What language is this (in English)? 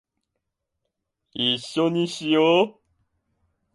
Japanese